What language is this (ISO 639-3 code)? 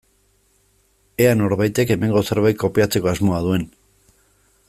eus